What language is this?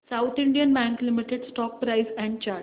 Marathi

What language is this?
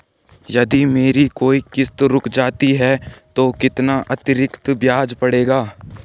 Hindi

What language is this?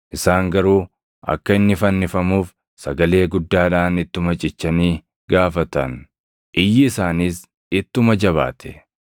Oromo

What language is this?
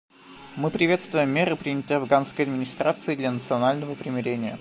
Russian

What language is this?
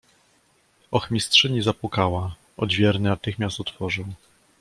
Polish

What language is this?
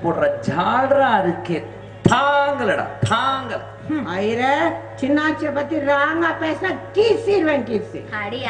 Thai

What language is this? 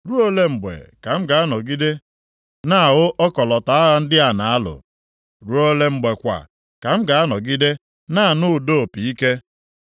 Igbo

